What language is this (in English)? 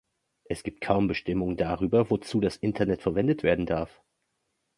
German